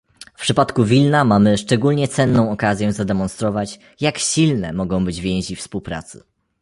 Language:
Polish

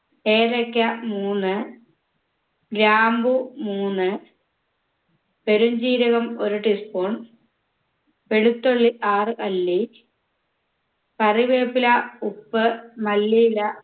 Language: Malayalam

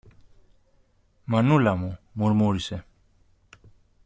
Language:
Greek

